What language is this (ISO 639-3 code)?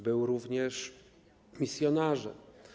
pol